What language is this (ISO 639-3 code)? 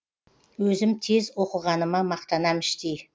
kaz